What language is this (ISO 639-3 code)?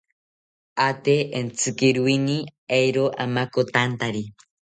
cpy